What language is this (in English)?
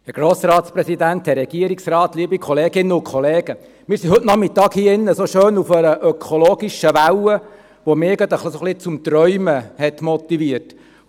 Swiss German